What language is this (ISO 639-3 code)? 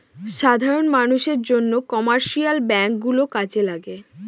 ben